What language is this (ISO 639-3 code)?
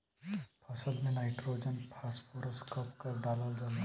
bho